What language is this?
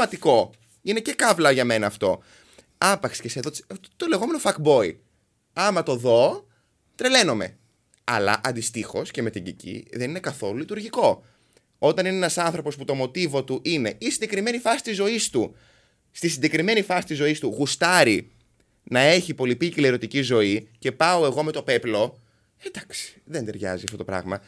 Greek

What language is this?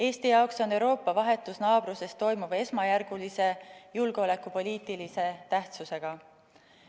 Estonian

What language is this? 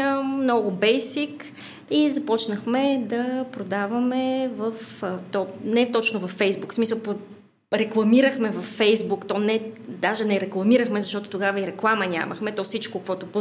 Bulgarian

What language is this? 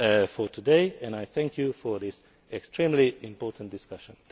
English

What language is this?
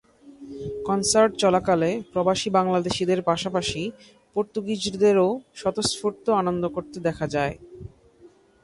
Bangla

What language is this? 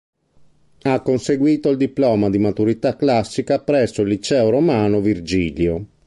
Italian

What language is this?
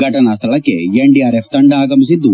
Kannada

